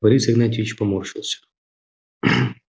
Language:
Russian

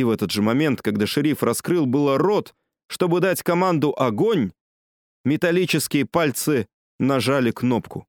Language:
Russian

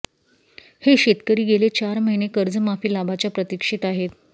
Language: Marathi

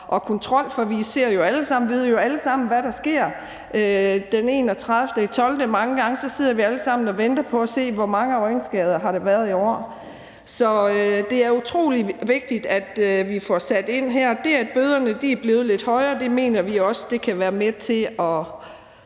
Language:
Danish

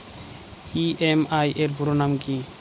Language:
Bangla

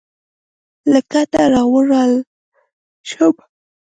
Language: Pashto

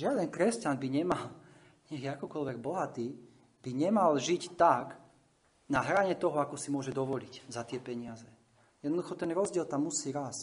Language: Slovak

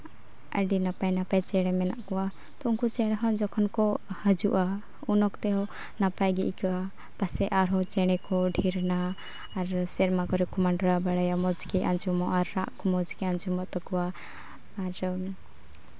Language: Santali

